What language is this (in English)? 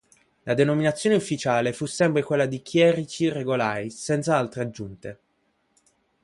Italian